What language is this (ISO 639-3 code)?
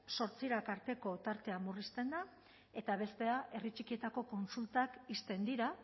eus